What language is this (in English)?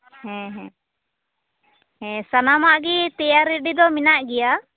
Santali